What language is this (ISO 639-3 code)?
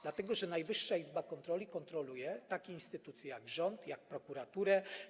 pol